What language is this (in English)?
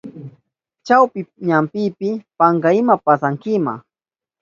Southern Pastaza Quechua